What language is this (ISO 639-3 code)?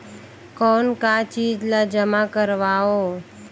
hne